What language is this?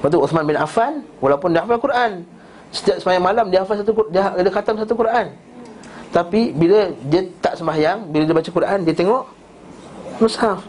Malay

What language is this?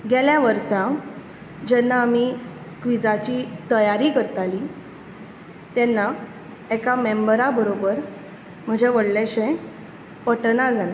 Konkani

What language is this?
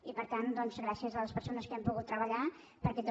Catalan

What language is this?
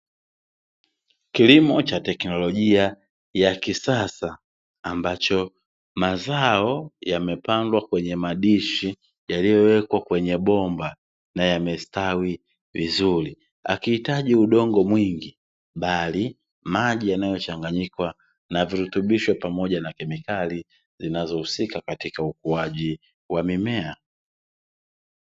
Swahili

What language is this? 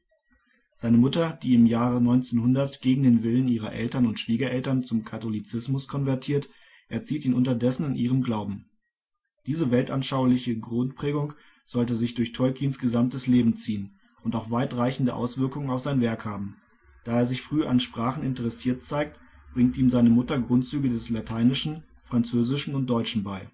German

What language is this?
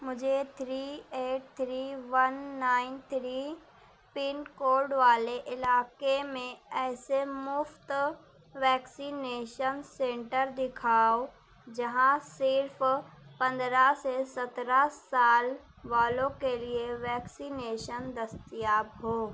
Urdu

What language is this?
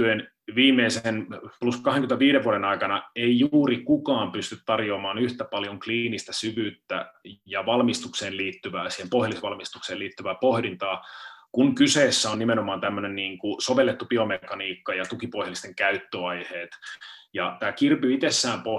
Finnish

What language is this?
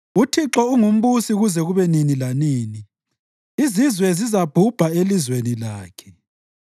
North Ndebele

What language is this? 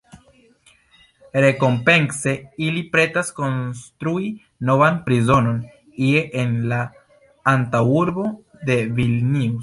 Esperanto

